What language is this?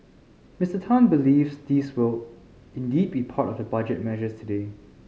English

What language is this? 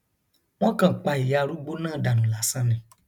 Yoruba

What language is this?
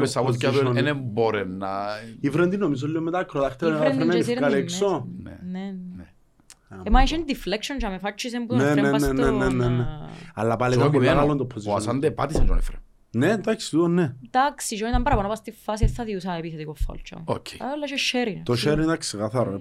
Greek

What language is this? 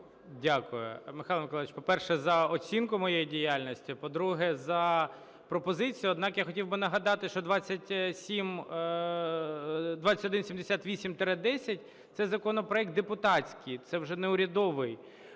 Ukrainian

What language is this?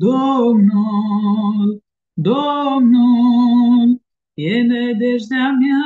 Romanian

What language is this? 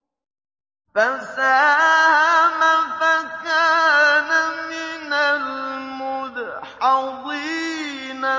Arabic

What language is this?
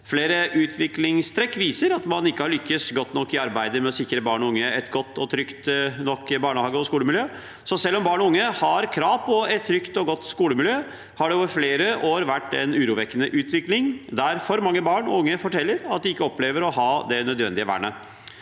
Norwegian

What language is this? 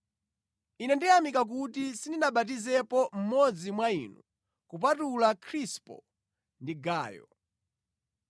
Nyanja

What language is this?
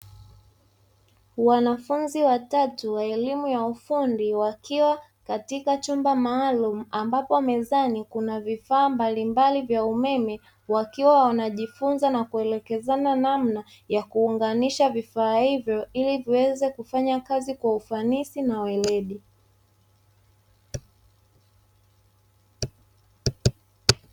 Swahili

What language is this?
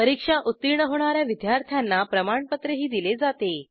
Marathi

